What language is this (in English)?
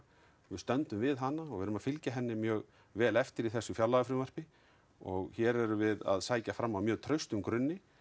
Icelandic